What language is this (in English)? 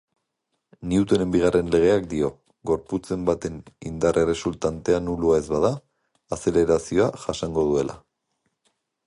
Basque